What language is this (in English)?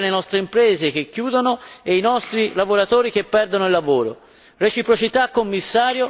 Italian